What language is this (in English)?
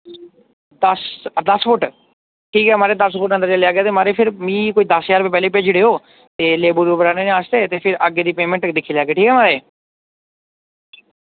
Dogri